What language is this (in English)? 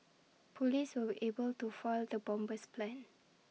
English